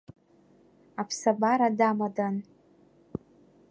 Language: Abkhazian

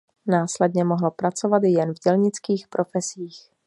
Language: Czech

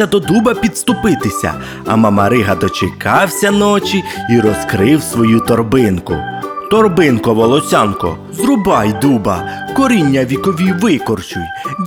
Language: Ukrainian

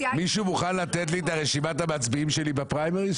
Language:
Hebrew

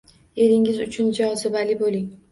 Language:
Uzbek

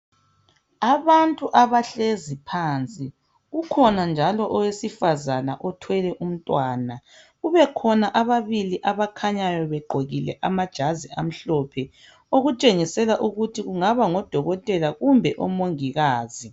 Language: North Ndebele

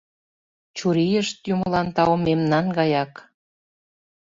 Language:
Mari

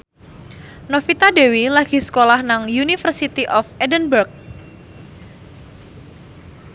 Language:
Javanese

